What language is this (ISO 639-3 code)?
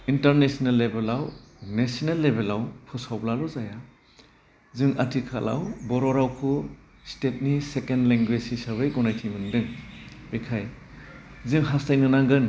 brx